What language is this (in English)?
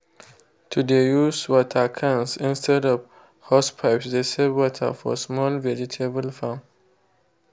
Nigerian Pidgin